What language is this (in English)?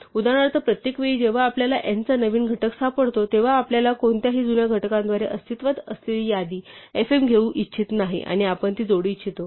Marathi